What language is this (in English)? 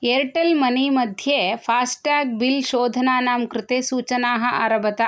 Sanskrit